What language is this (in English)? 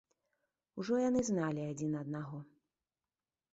Belarusian